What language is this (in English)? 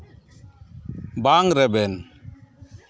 Santali